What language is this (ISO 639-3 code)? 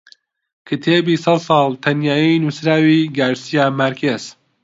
ckb